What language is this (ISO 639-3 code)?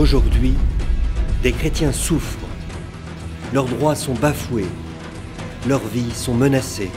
fra